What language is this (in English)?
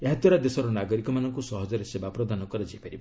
Odia